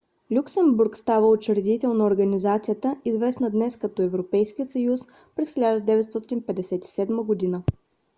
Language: Bulgarian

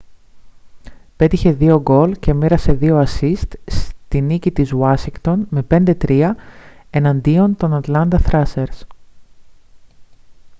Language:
Greek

